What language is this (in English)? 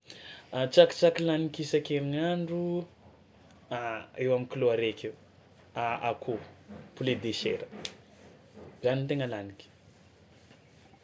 Tsimihety Malagasy